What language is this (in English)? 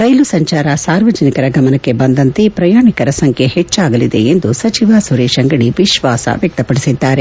Kannada